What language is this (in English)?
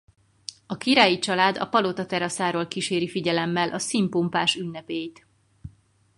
Hungarian